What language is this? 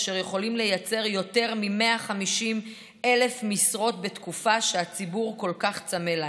Hebrew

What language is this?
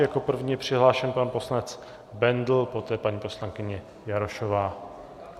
Czech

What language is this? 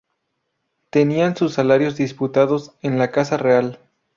Spanish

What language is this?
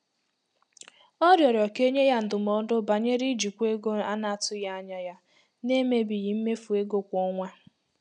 Igbo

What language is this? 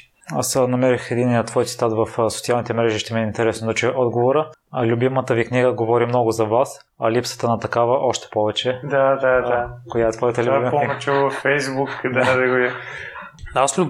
Bulgarian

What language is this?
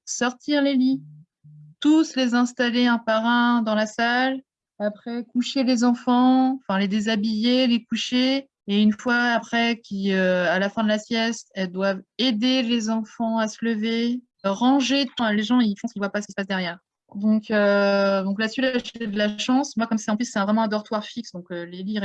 French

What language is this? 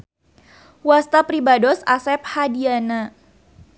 Sundanese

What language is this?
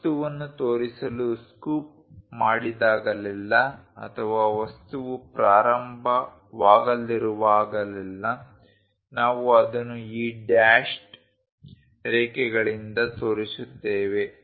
Kannada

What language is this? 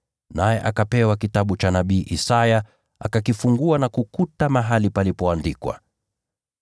Swahili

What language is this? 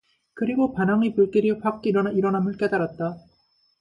Korean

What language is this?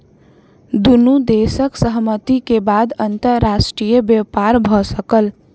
Maithili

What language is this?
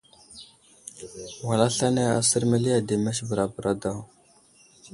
Wuzlam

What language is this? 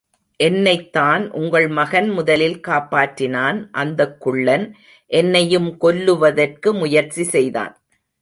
Tamil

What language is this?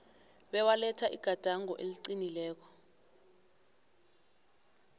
South Ndebele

